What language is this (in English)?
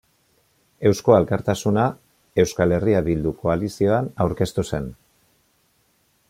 Basque